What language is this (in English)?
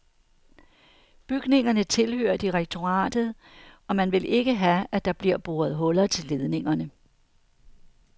Danish